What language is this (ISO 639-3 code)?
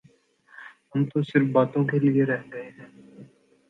urd